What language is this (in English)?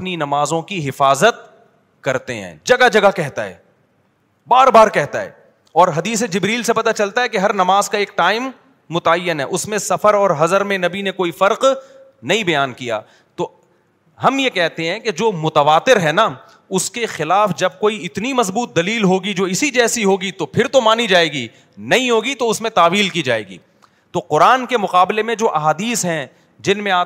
Urdu